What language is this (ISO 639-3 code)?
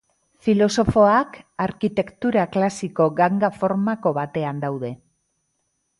eus